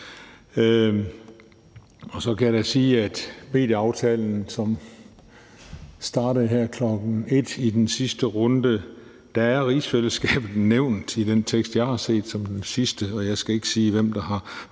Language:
Danish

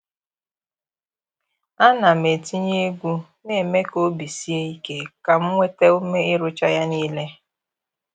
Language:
Igbo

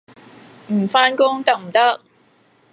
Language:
Cantonese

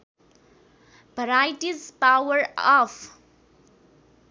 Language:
Nepali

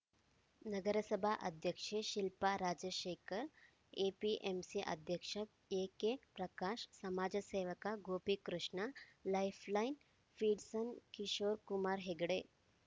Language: Kannada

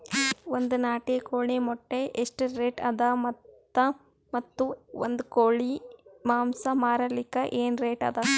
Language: Kannada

